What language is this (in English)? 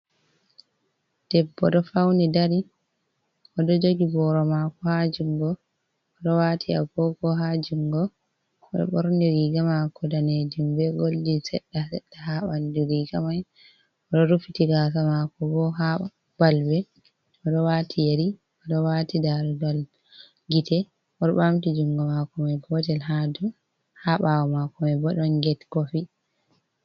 Fula